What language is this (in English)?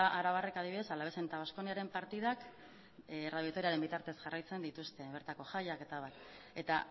Basque